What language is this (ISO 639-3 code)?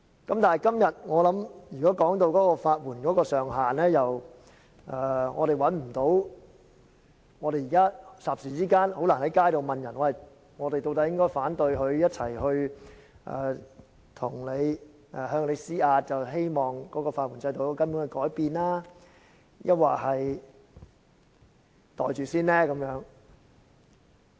yue